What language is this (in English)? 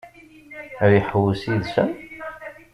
Kabyle